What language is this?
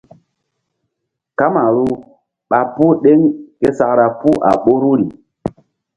Mbum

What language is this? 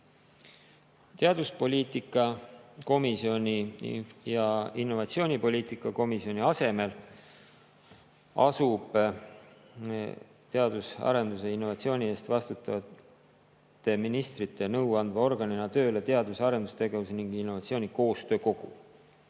Estonian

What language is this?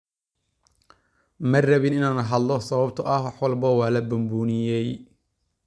Somali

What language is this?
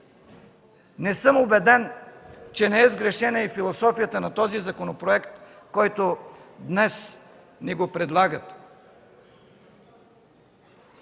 Bulgarian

